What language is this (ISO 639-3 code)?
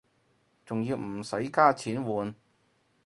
yue